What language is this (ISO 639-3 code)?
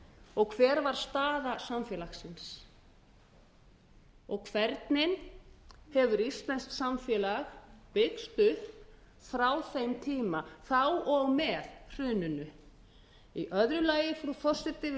isl